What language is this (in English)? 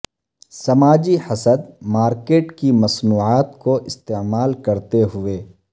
Urdu